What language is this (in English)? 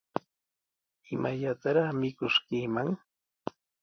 Sihuas Ancash Quechua